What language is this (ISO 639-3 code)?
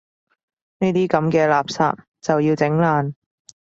yue